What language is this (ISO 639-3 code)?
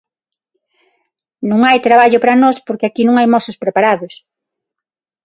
glg